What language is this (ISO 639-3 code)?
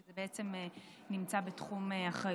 heb